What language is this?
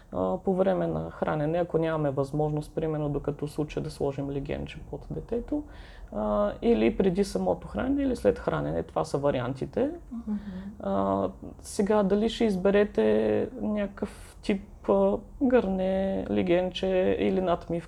Bulgarian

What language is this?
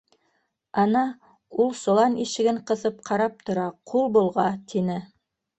Bashkir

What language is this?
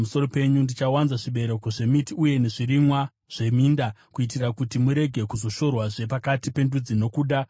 Shona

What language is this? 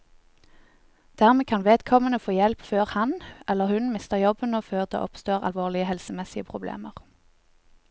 Norwegian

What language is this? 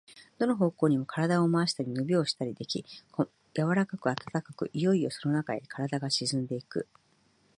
Japanese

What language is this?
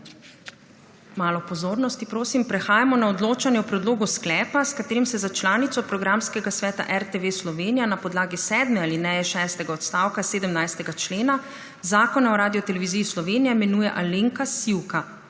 Slovenian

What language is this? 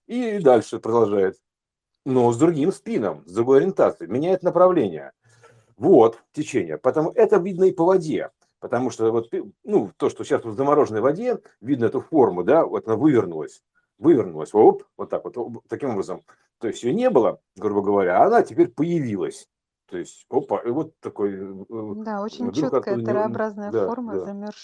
Russian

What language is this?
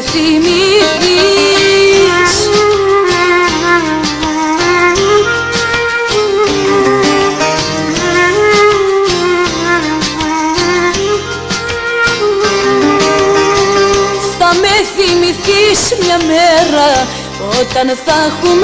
Greek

